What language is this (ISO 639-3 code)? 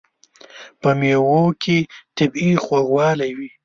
pus